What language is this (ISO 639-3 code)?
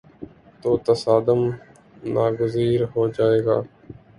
urd